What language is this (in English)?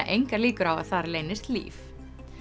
Icelandic